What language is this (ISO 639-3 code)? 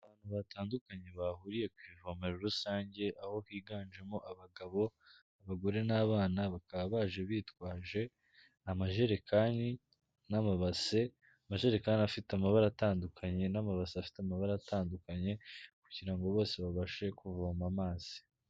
kin